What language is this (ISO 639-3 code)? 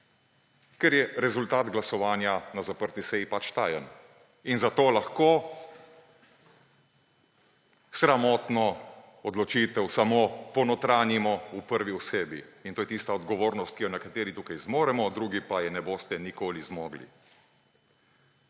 slv